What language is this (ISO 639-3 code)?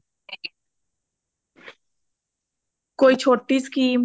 pan